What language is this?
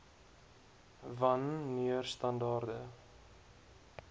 Afrikaans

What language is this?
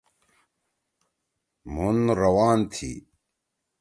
Torwali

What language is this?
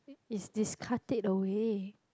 English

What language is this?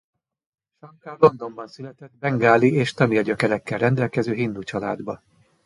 Hungarian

